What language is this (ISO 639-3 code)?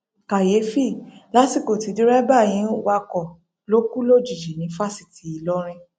yor